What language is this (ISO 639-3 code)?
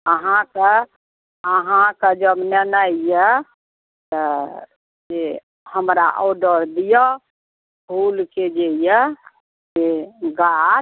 mai